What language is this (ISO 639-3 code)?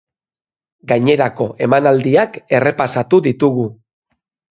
eus